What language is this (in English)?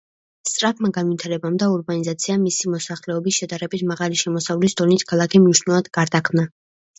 Georgian